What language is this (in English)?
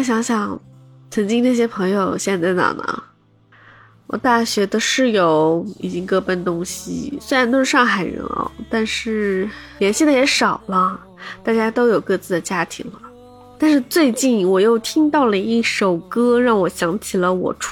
Chinese